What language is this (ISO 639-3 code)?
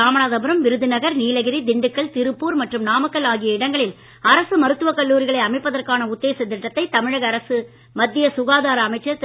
tam